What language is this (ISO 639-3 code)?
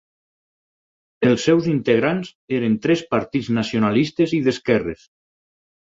cat